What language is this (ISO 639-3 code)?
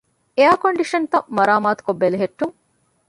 div